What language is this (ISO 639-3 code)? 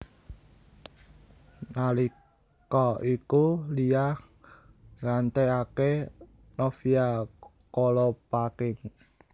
jav